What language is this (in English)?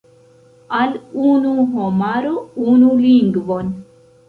Esperanto